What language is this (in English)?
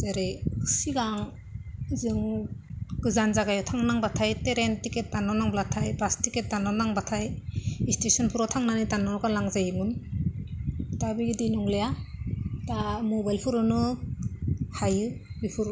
Bodo